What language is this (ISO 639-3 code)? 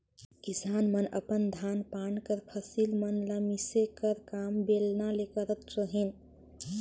hne